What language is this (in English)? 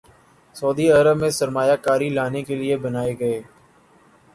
Urdu